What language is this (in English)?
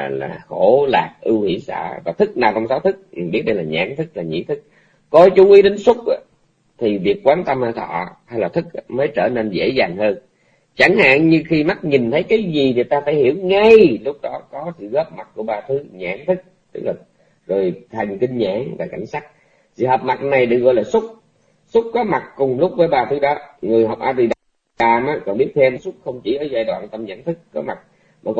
Vietnamese